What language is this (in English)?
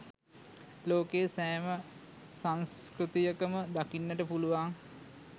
Sinhala